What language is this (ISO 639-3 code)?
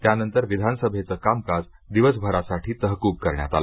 mar